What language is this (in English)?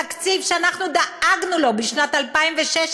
Hebrew